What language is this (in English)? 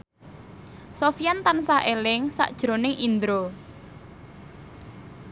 Javanese